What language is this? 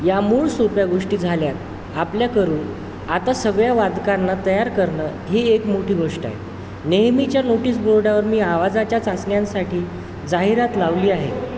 Marathi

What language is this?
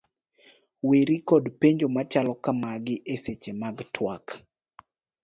Luo (Kenya and Tanzania)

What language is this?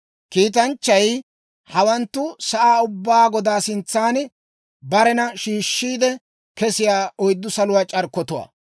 Dawro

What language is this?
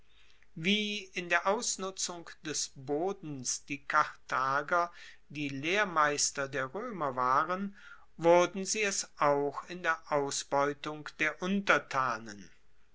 German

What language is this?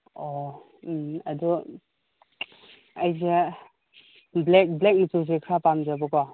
Manipuri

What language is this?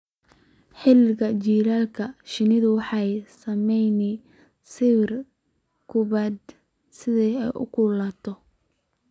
Somali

